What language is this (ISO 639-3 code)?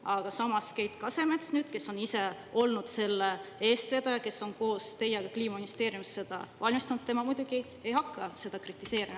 est